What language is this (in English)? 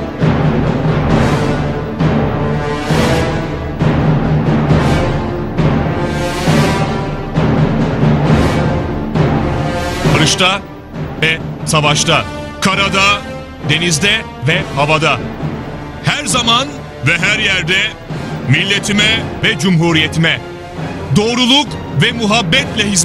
Turkish